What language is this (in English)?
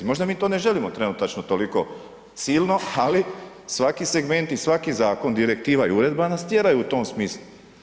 Croatian